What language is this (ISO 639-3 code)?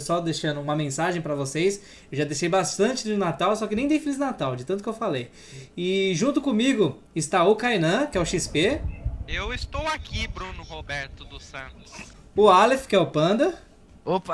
por